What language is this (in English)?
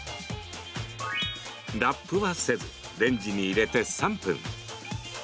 Japanese